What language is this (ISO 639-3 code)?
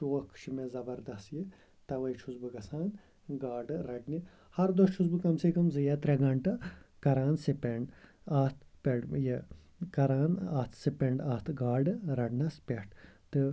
kas